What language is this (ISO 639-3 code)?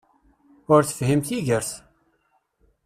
kab